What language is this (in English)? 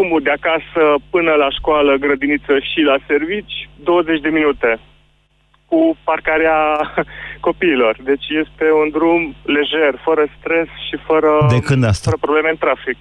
Romanian